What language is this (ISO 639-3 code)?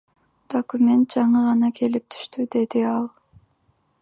kir